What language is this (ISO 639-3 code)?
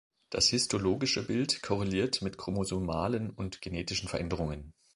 deu